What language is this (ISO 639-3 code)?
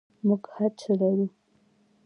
pus